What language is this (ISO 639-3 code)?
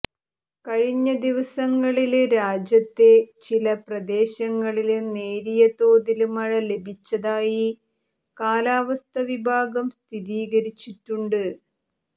mal